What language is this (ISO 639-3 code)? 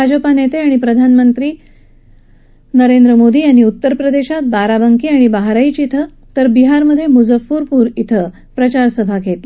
mar